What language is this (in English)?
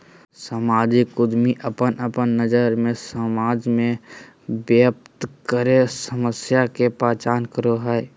Magahi